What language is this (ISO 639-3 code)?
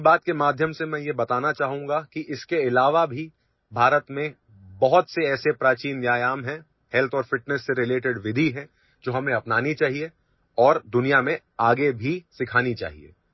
urd